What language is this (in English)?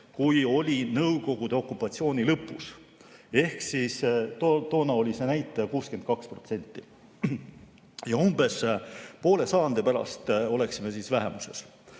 Estonian